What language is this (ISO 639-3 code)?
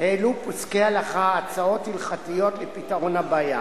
heb